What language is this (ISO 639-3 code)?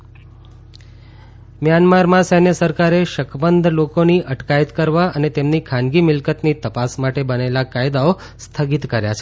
guj